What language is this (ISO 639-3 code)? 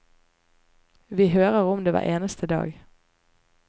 nor